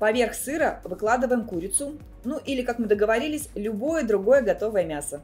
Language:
Russian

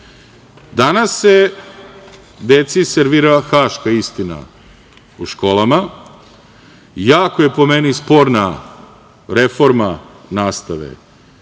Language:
Serbian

